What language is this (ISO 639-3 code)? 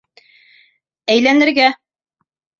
bak